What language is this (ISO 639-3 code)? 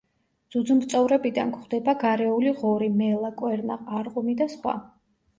kat